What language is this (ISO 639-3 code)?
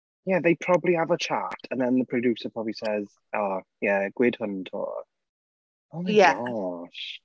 cym